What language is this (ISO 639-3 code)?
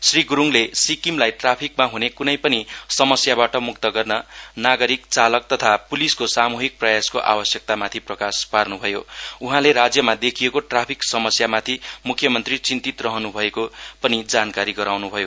nep